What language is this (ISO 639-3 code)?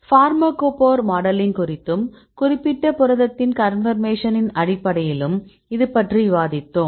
tam